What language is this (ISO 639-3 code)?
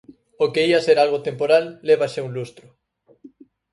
glg